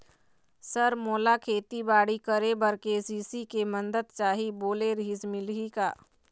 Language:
Chhattisgarhi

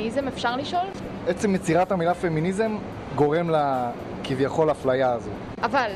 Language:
Hebrew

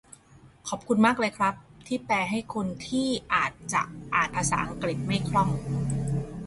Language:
Thai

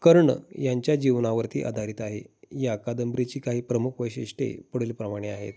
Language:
Marathi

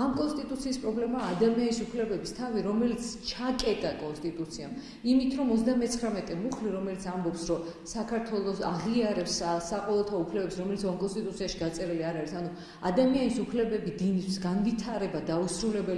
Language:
Georgian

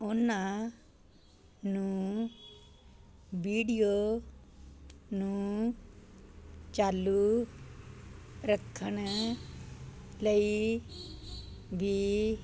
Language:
Punjabi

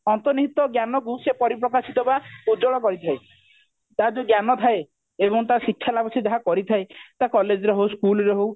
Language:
Odia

